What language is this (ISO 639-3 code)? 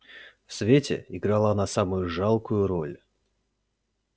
rus